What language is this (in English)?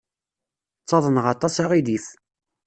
Kabyle